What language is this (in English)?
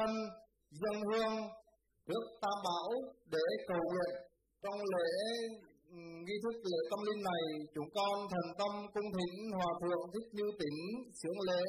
Vietnamese